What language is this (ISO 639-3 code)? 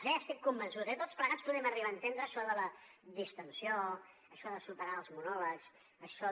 cat